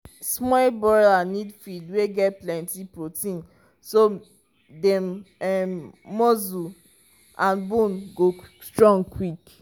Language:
Nigerian Pidgin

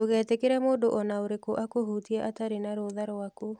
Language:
Kikuyu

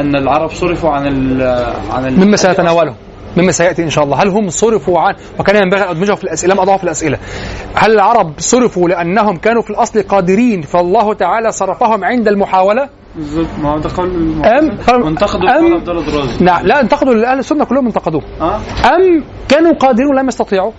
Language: Arabic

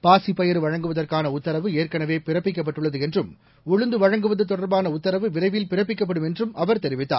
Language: Tamil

